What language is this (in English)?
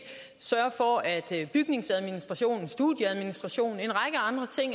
Danish